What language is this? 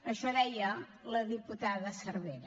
Catalan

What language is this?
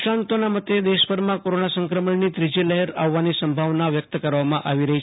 Gujarati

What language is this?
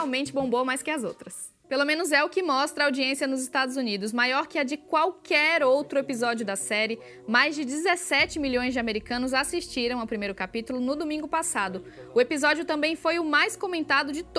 Portuguese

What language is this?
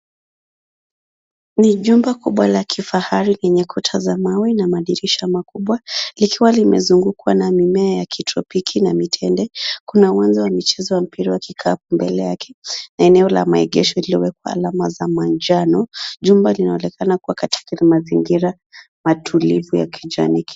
Swahili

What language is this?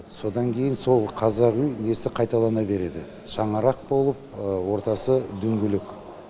Kazakh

